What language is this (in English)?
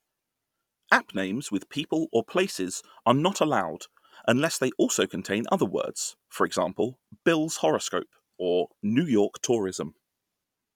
English